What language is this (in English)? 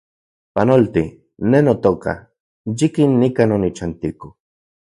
Central Puebla Nahuatl